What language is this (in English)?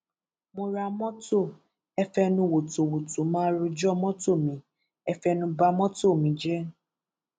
Yoruba